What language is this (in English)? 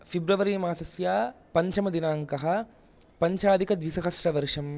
Sanskrit